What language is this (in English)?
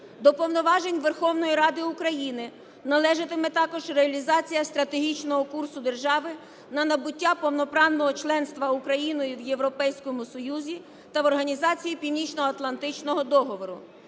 Ukrainian